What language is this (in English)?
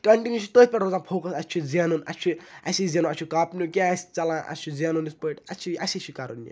Kashmiri